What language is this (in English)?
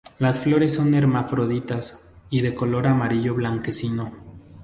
Spanish